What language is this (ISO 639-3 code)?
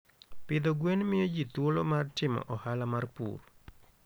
luo